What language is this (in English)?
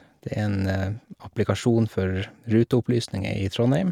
Norwegian